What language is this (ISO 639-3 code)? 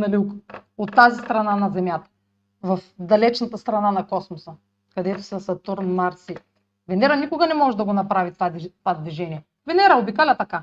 bul